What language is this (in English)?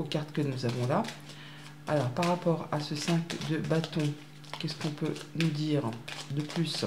French